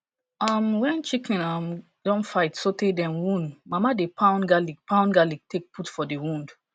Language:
Nigerian Pidgin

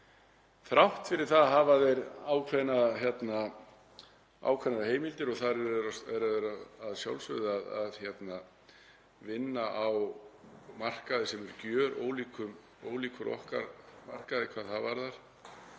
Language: Icelandic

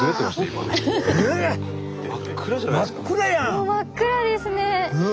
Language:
Japanese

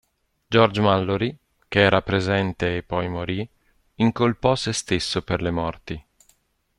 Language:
Italian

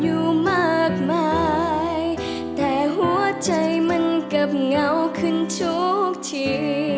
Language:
Thai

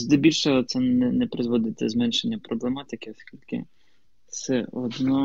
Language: Ukrainian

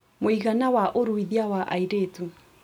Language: Kikuyu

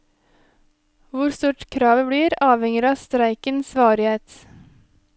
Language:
Norwegian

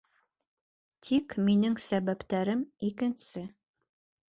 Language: Bashkir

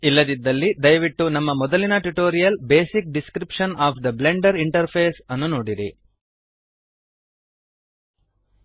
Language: Kannada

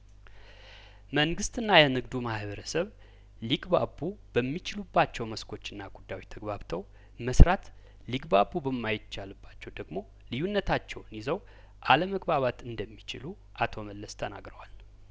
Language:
Amharic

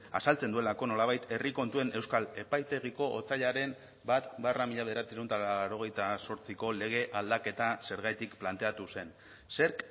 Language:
Basque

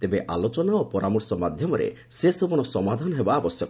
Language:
Odia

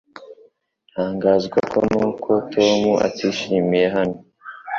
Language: Kinyarwanda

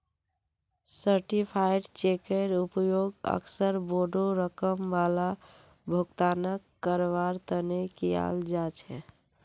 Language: Magahi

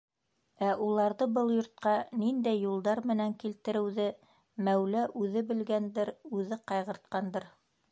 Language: Bashkir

